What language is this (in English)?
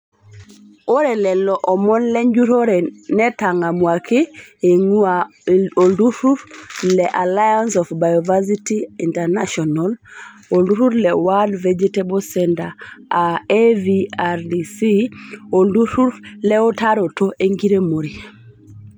Masai